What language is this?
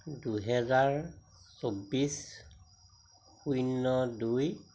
Assamese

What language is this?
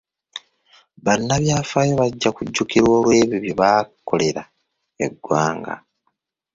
Ganda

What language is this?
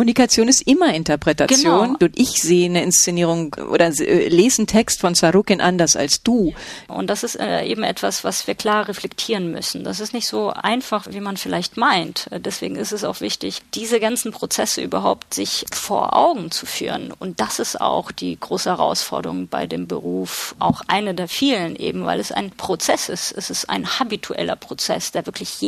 German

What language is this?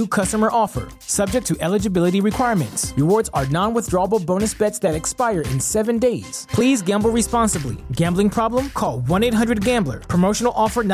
Persian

